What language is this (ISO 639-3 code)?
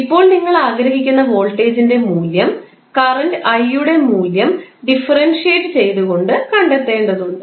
mal